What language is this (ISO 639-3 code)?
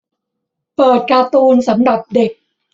tha